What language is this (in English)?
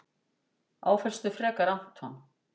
Icelandic